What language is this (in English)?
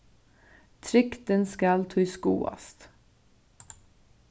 Faroese